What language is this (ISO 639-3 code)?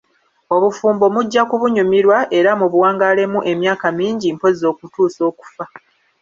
lug